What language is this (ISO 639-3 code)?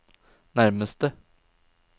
nor